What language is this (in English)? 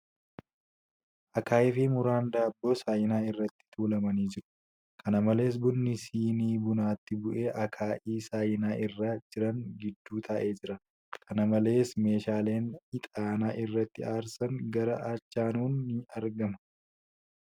Oromo